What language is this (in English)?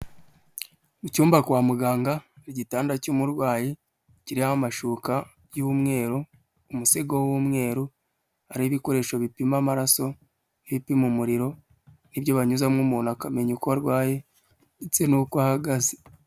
Kinyarwanda